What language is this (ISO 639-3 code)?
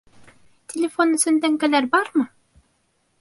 bak